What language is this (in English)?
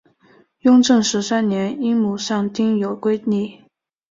Chinese